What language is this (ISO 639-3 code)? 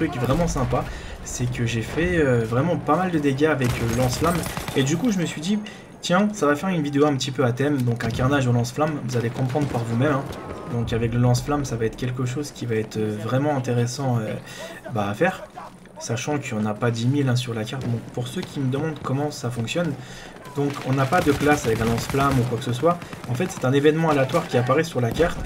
fra